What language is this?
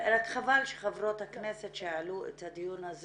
Hebrew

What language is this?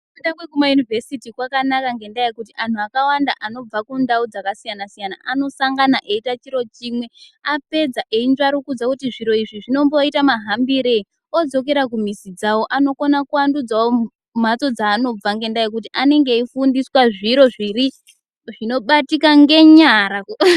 Ndau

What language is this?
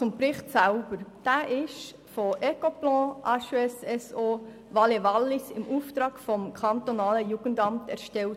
Swiss German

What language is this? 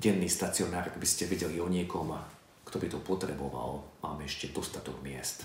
Slovak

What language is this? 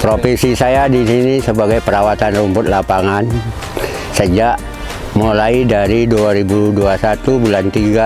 Indonesian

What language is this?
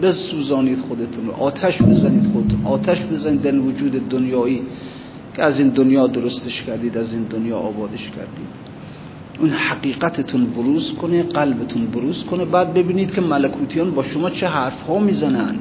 Persian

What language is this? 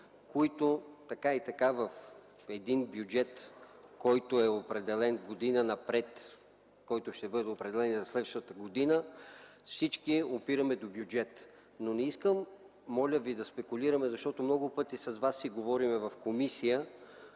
Bulgarian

